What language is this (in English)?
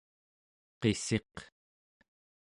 Central Yupik